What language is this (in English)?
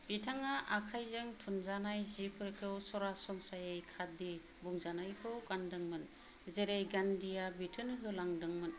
Bodo